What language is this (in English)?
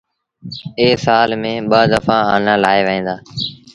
Sindhi Bhil